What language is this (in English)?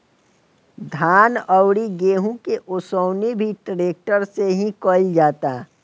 Bhojpuri